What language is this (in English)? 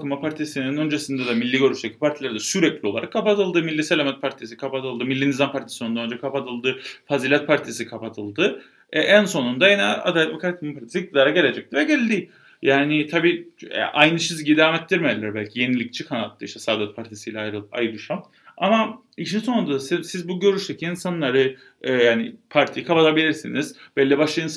Turkish